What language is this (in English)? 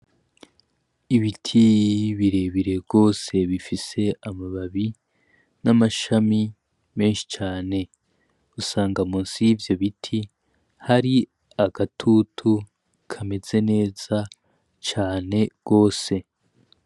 Rundi